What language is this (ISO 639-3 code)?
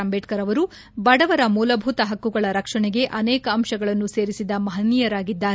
kan